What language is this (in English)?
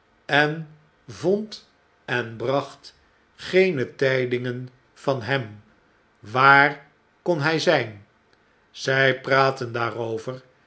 Dutch